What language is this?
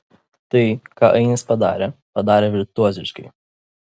Lithuanian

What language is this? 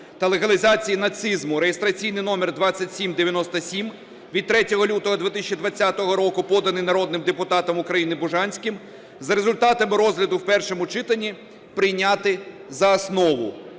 Ukrainian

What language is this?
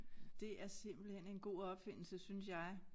Danish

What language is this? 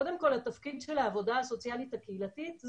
Hebrew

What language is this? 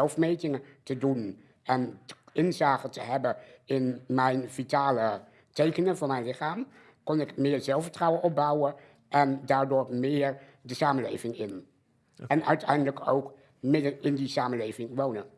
Dutch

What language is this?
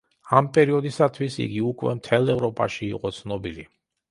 Georgian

